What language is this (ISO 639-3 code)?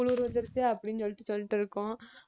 tam